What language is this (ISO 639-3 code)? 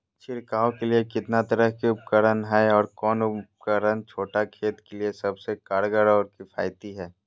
mag